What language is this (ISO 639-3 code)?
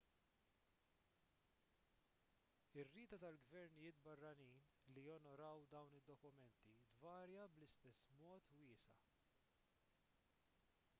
mlt